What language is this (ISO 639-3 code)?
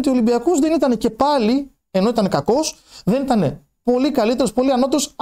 ell